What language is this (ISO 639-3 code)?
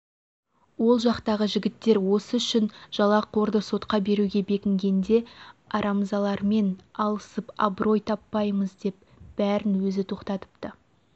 kaz